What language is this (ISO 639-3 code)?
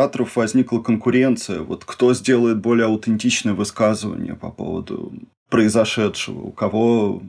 rus